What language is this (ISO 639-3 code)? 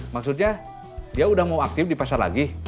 ind